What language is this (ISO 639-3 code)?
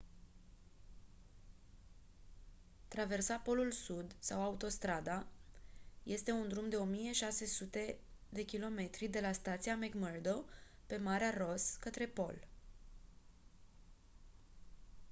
ron